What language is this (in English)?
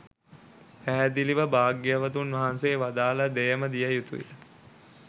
Sinhala